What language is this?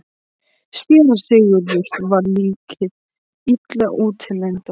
Icelandic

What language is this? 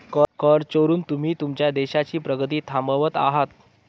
Marathi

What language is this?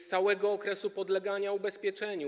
Polish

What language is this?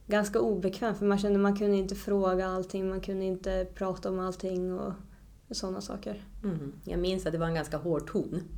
Swedish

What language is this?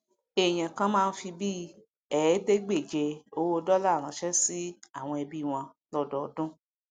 Yoruba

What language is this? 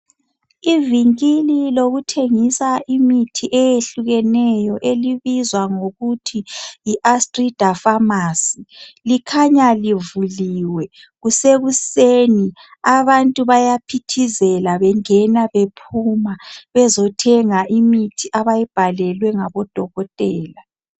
North Ndebele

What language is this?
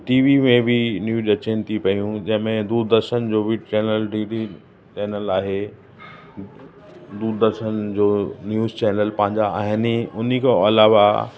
Sindhi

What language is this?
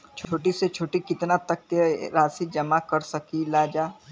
Bhojpuri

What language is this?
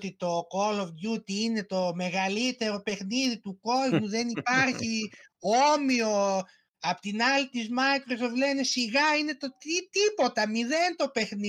Greek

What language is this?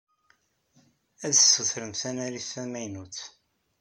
Kabyle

